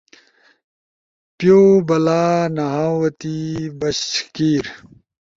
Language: Ushojo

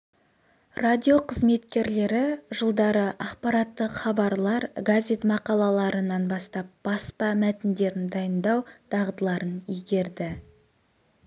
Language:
Kazakh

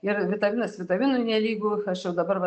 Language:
Lithuanian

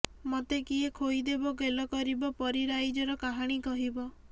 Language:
Odia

